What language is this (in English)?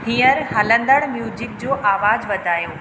Sindhi